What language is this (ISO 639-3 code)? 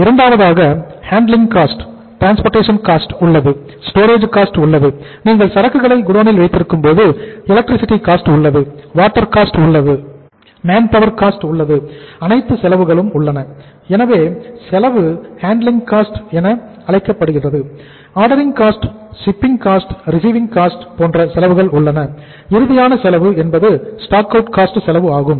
tam